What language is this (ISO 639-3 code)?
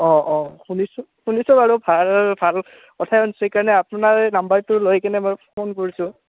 asm